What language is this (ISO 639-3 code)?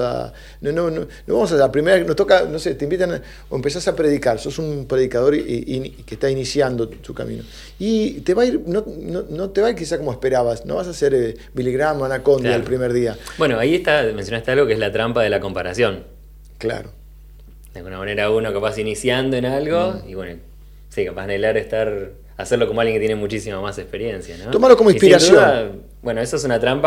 spa